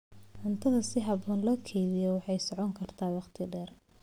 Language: Somali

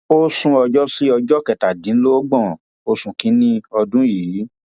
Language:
Yoruba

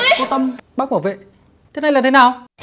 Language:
Vietnamese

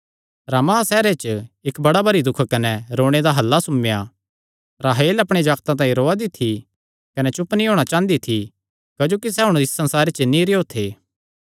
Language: Kangri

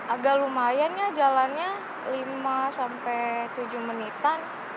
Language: Indonesian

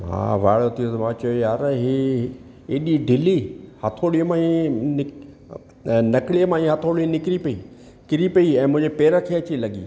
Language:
Sindhi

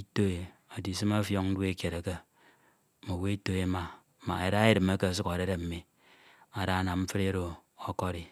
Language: Ito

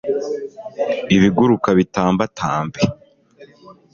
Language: Kinyarwanda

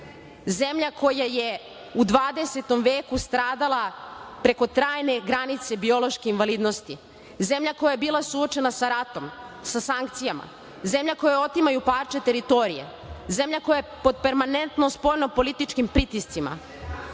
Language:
Serbian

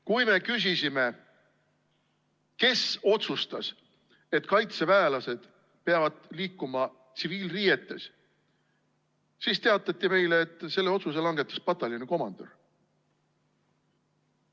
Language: Estonian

